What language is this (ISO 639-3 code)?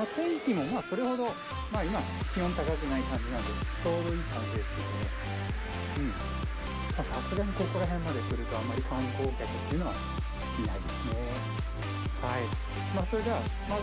jpn